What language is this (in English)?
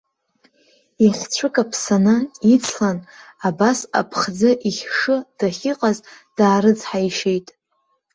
Abkhazian